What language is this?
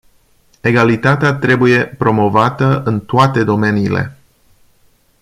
Romanian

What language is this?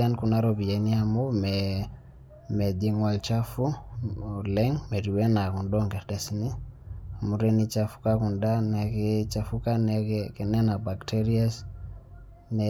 Masai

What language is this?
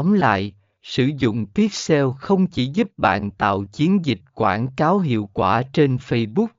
Vietnamese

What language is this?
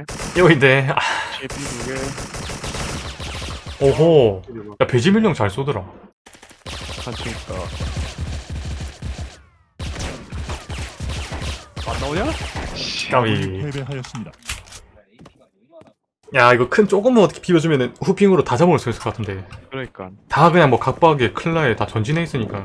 Korean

